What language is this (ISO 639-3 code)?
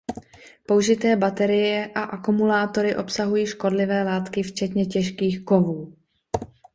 ces